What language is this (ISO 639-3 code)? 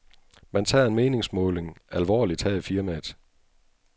dan